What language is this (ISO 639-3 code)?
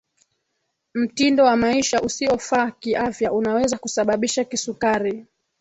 swa